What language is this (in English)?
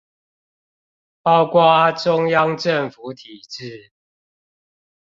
Chinese